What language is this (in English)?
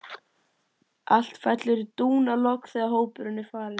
Icelandic